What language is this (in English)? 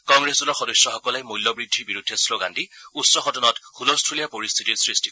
Assamese